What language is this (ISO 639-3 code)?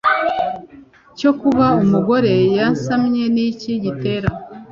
kin